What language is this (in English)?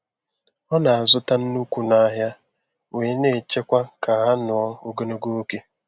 Igbo